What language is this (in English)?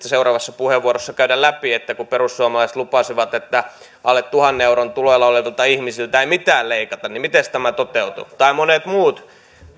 Finnish